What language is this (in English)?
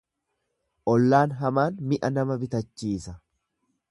Oromo